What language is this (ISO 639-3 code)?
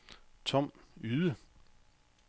dan